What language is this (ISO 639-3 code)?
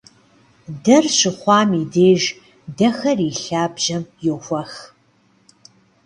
kbd